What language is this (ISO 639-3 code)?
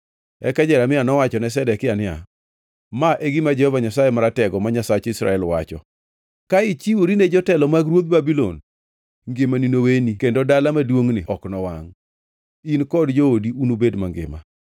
luo